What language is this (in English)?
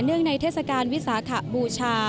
Thai